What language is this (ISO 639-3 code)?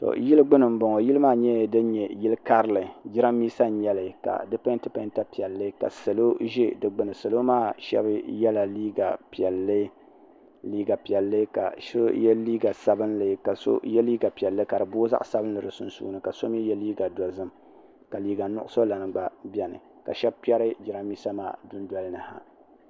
dag